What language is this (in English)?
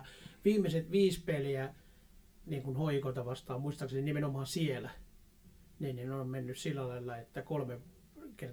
Finnish